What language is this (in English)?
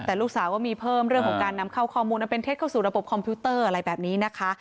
Thai